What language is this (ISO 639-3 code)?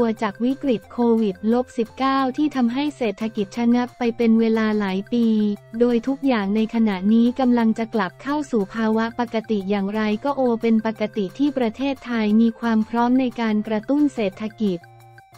tha